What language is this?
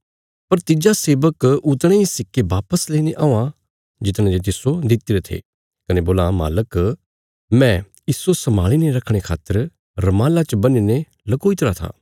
Bilaspuri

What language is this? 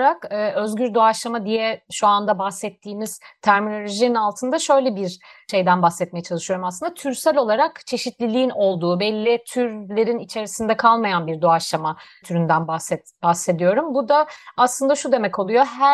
Turkish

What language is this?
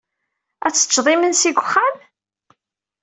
Kabyle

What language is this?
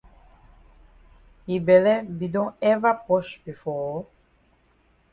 Cameroon Pidgin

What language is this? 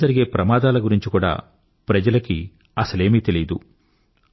Telugu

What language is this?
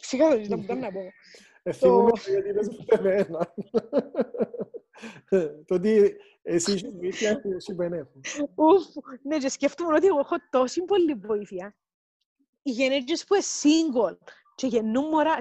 Greek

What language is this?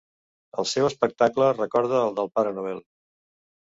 Catalan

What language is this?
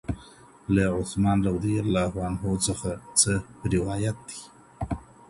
Pashto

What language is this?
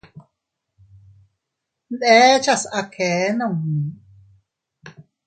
Teutila Cuicatec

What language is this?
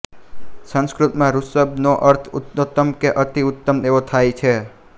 Gujarati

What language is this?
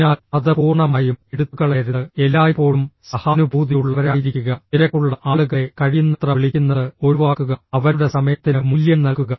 Malayalam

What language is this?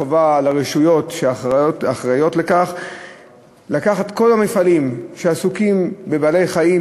Hebrew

